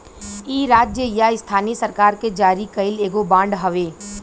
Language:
Bhojpuri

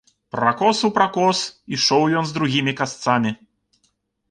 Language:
Belarusian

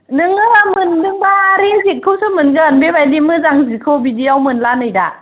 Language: Bodo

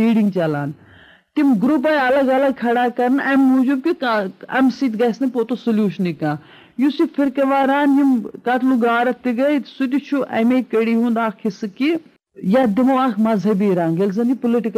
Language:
Urdu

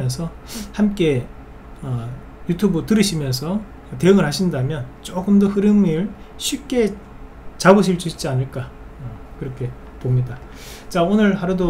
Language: Korean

